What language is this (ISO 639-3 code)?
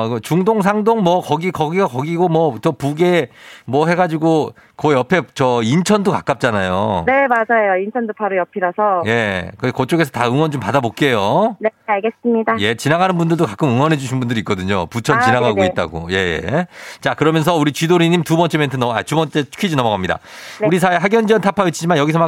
kor